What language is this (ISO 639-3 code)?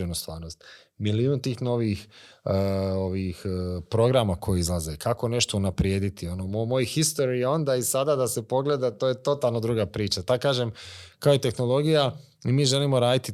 hrv